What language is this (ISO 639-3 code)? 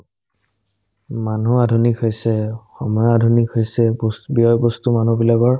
asm